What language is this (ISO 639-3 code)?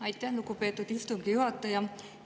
est